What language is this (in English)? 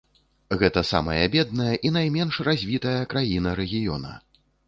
Belarusian